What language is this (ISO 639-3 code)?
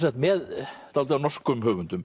isl